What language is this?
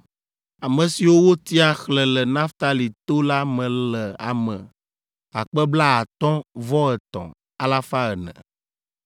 Ewe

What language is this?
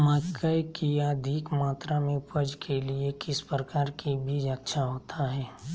Magahi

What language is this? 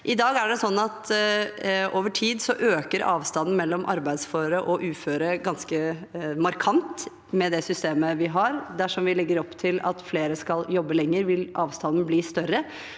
Norwegian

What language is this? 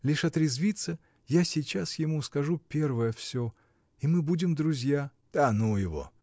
Russian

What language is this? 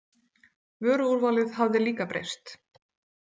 Icelandic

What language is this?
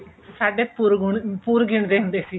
Punjabi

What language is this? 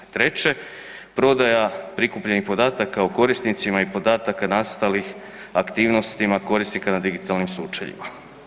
Croatian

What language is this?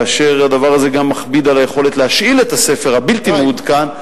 Hebrew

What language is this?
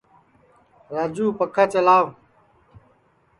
Sansi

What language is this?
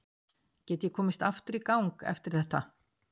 Icelandic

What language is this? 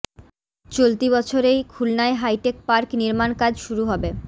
Bangla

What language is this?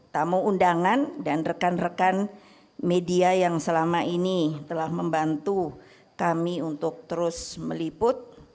Indonesian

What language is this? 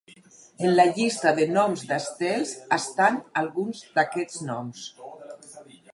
Catalan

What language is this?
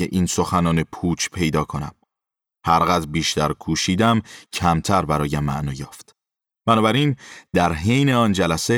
Persian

